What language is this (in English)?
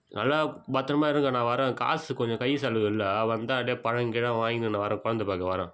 Tamil